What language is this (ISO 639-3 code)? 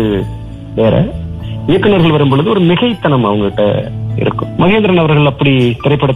tam